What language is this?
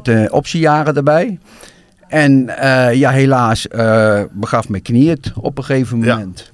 Dutch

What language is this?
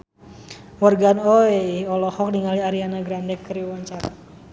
Sundanese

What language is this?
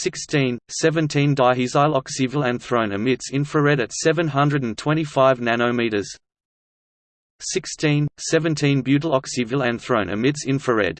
English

